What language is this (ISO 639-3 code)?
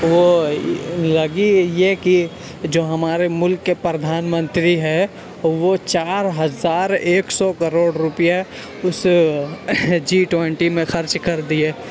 urd